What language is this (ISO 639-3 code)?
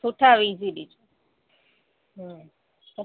snd